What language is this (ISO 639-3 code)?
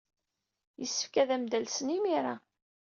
kab